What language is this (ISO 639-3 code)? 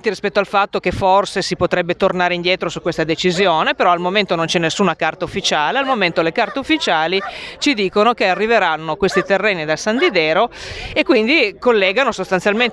ita